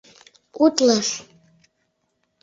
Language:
Mari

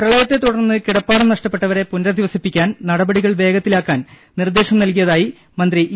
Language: Malayalam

